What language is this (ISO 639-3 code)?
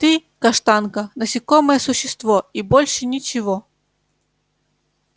rus